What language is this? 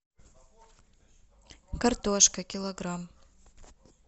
Russian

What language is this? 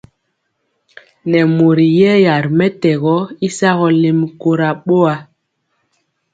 Mpiemo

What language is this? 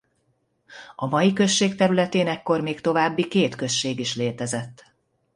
Hungarian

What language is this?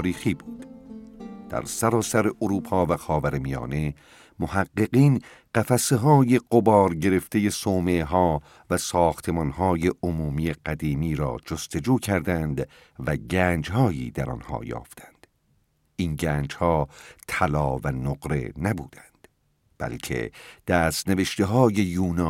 Persian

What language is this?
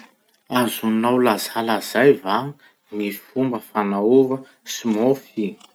Masikoro Malagasy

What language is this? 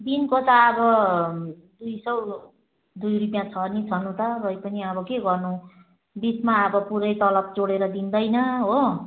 Nepali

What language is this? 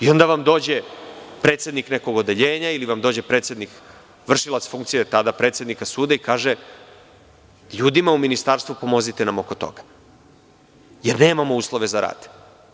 Serbian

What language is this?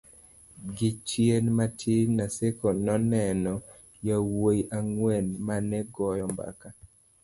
Luo (Kenya and Tanzania)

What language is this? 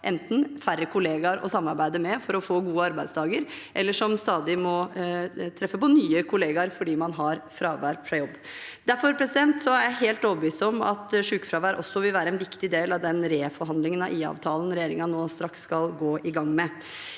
Norwegian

